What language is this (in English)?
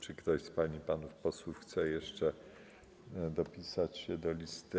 Polish